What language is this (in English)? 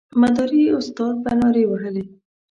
Pashto